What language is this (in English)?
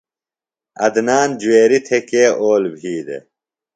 Phalura